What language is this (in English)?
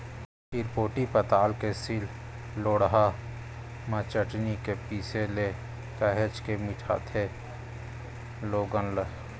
Chhattisgarhi